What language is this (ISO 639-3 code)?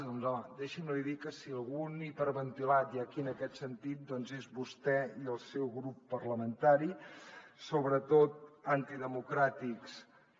cat